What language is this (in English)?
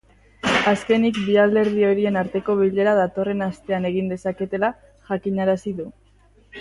Basque